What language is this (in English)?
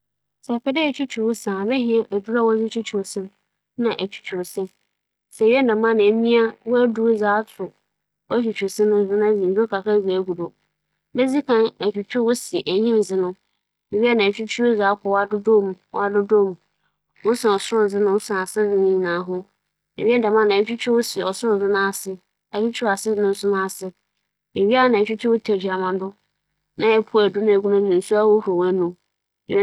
Akan